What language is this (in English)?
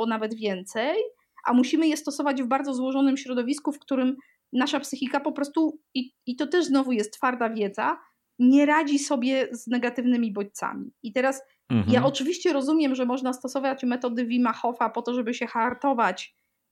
Polish